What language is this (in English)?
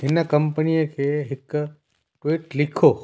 Sindhi